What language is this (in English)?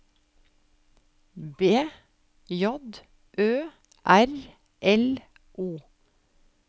Norwegian